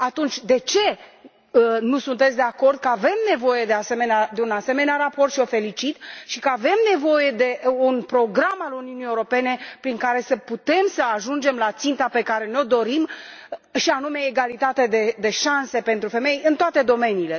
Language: Romanian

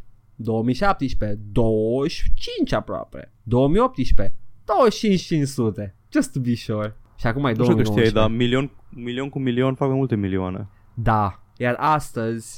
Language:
Romanian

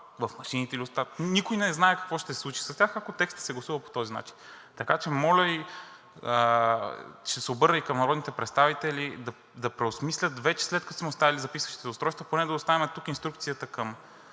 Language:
Bulgarian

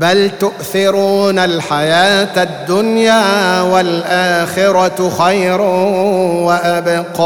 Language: Arabic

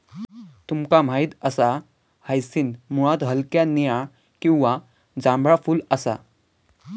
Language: Marathi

